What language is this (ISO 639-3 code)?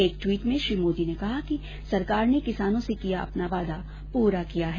hin